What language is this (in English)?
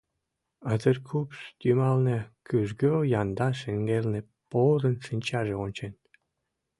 Mari